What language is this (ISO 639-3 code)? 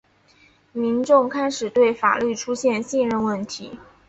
zho